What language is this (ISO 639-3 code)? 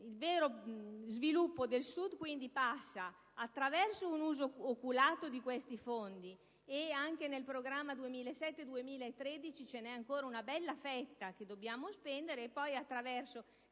ita